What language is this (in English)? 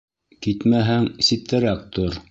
Bashkir